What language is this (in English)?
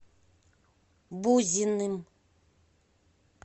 Russian